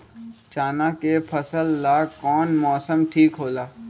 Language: Magahi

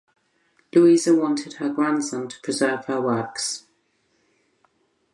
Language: English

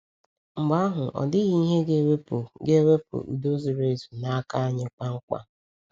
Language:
Igbo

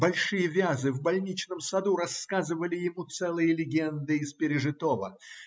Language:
Russian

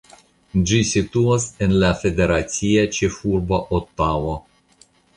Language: Esperanto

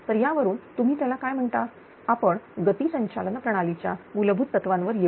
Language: Marathi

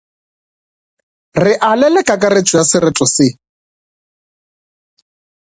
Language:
Northern Sotho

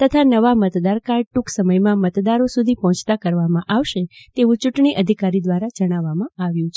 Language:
Gujarati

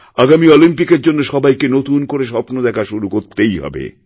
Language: Bangla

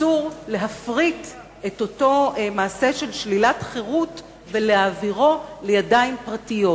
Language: Hebrew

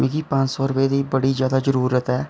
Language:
Dogri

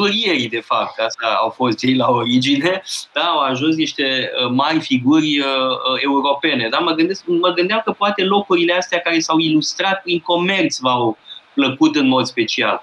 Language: Romanian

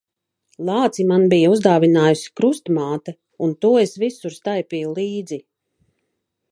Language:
Latvian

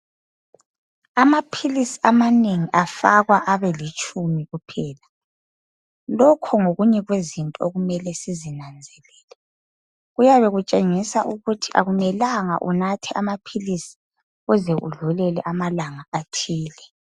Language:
North Ndebele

